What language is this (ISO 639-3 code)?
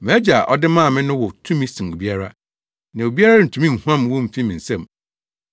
aka